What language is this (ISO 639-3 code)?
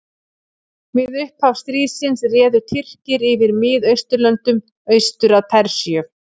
isl